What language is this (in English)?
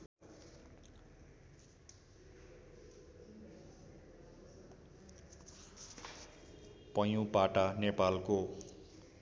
Nepali